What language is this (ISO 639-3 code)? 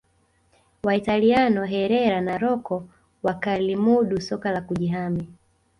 swa